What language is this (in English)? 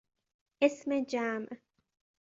Persian